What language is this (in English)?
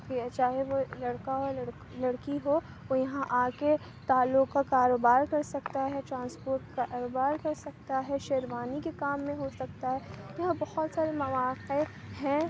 Urdu